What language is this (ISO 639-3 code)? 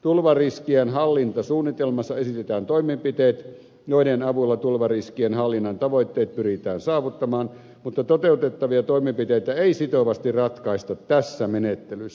fin